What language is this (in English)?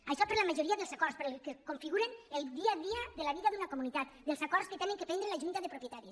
Catalan